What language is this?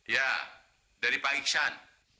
Indonesian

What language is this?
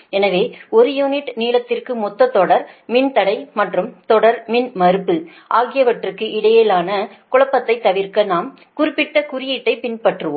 Tamil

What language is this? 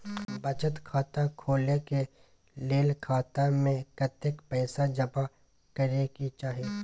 Maithili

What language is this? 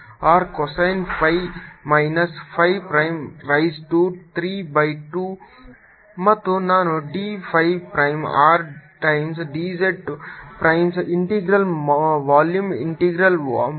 Kannada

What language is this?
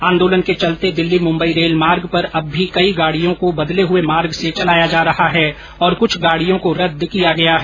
Hindi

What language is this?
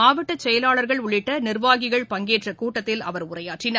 Tamil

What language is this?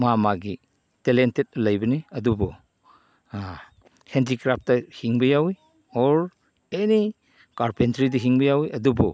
Manipuri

